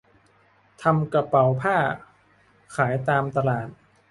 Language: Thai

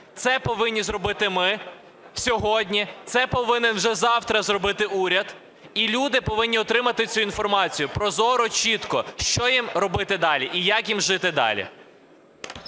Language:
Ukrainian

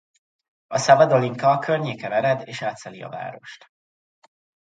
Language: Hungarian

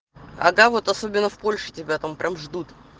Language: Russian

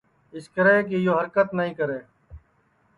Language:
Sansi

